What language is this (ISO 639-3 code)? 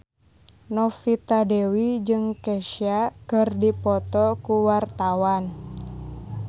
sun